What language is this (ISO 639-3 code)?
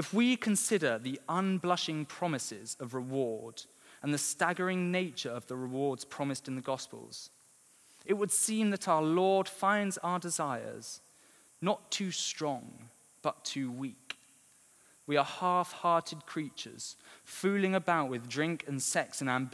eng